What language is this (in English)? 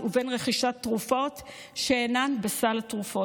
Hebrew